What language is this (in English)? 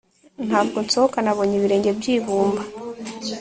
Kinyarwanda